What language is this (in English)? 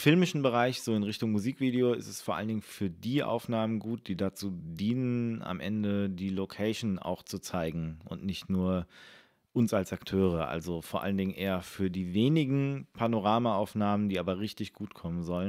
German